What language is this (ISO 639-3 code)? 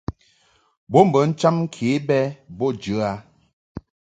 mhk